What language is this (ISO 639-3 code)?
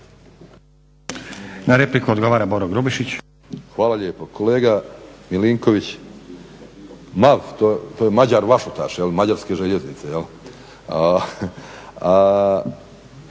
hrv